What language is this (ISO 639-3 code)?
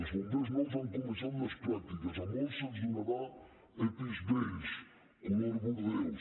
cat